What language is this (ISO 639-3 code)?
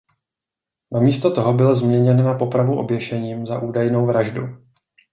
ces